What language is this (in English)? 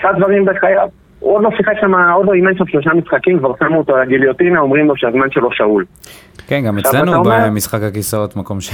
Hebrew